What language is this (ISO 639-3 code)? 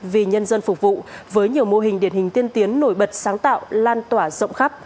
vie